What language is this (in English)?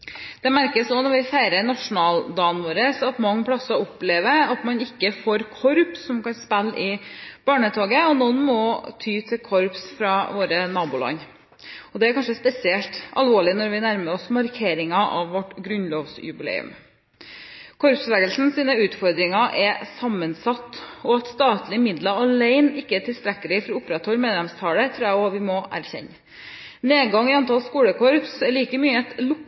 Norwegian Bokmål